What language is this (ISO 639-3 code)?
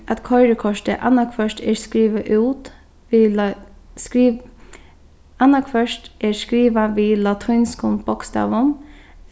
fao